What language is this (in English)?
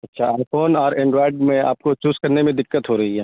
Urdu